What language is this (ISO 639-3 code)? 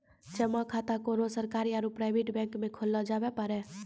mai